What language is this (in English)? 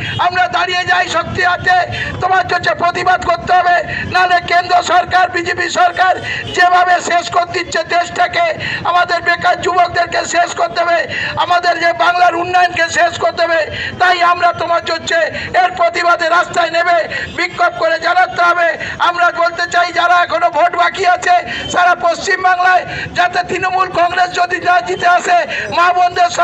Romanian